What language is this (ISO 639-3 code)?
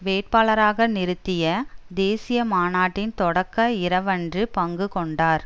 tam